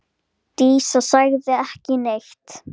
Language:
Icelandic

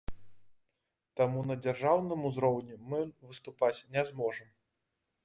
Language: Belarusian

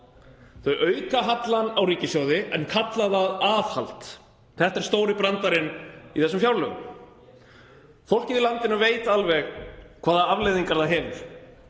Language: Icelandic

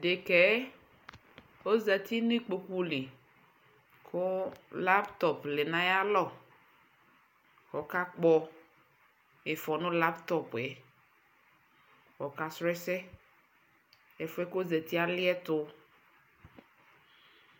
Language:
Ikposo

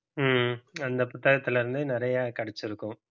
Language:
Tamil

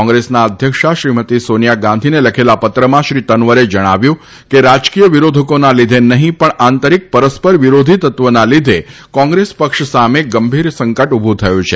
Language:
Gujarati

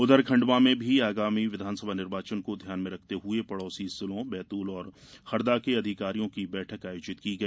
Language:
Hindi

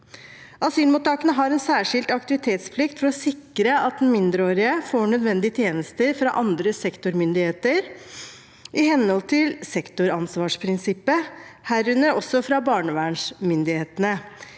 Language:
Norwegian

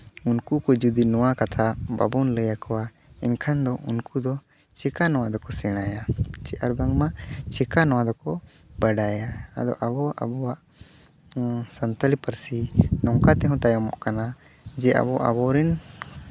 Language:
Santali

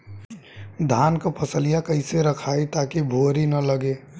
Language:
Bhojpuri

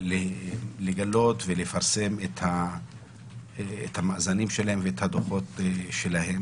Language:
Hebrew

